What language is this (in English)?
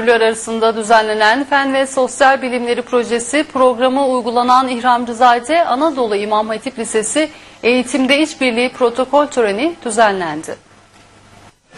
Turkish